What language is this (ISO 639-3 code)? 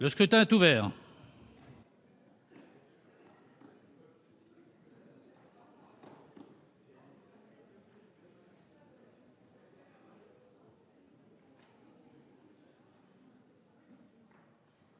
fra